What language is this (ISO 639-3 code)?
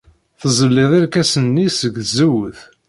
kab